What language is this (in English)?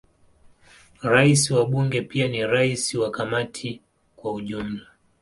Swahili